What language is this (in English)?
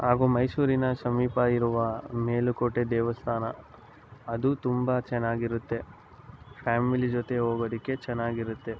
Kannada